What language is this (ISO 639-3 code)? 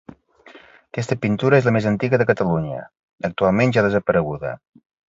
cat